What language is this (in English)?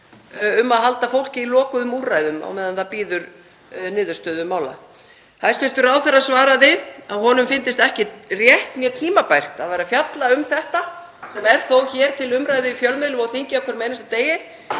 Icelandic